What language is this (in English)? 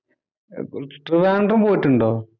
Malayalam